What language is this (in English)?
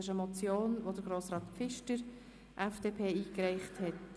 Swiss German